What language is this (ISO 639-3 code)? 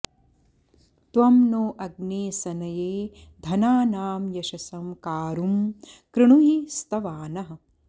san